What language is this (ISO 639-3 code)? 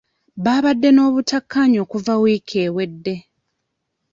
lug